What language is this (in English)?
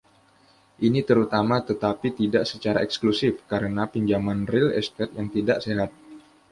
Indonesian